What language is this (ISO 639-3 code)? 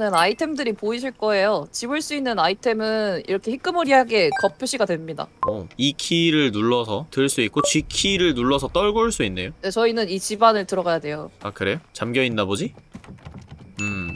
kor